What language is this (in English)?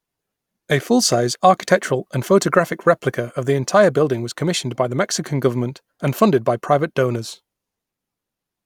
English